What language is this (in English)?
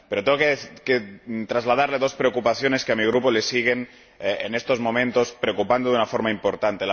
Spanish